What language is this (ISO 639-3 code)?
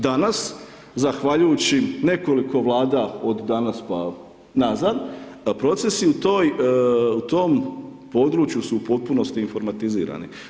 hrv